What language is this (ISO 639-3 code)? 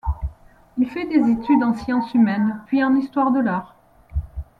fra